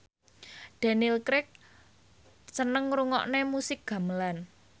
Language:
Javanese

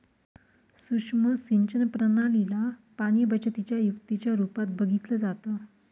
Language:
Marathi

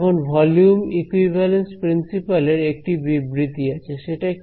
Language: Bangla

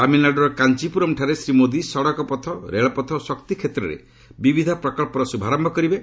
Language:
Odia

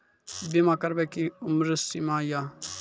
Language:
Maithili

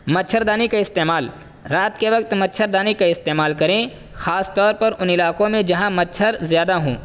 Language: Urdu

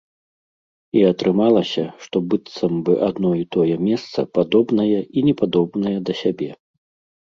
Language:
Belarusian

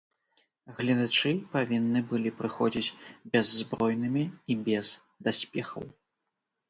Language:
Belarusian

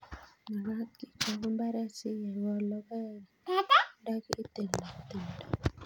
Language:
Kalenjin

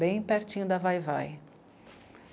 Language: Portuguese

